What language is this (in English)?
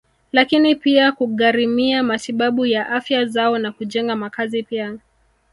Swahili